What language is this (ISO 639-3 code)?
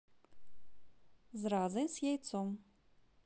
rus